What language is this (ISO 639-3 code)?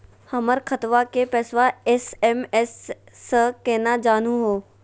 mag